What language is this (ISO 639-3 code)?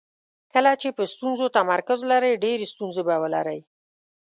pus